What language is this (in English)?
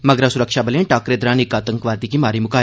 Dogri